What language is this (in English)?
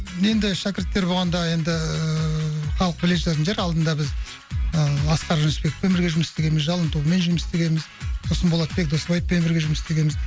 Kazakh